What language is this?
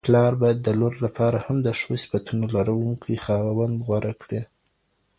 Pashto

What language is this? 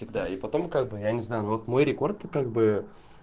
Russian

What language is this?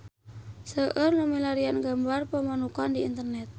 Sundanese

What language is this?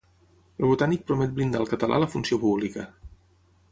Catalan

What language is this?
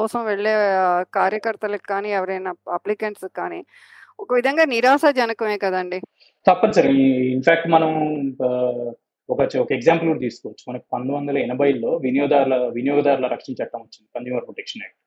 Telugu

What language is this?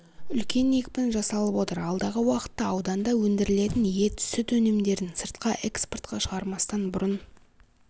Kazakh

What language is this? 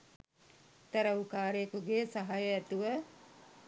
Sinhala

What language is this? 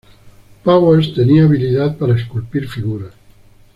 Spanish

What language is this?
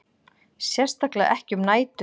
Icelandic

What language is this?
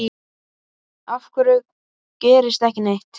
Icelandic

